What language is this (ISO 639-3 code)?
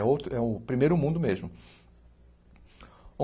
por